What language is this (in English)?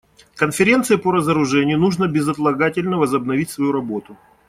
Russian